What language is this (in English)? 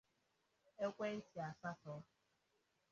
Igbo